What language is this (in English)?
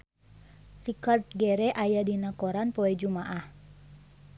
Sundanese